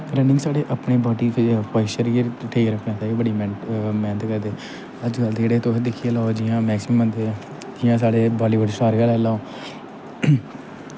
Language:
Dogri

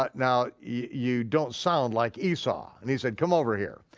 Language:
English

